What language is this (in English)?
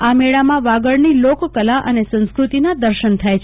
Gujarati